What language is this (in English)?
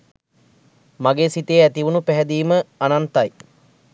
Sinhala